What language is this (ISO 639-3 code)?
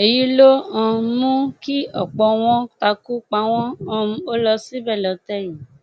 yor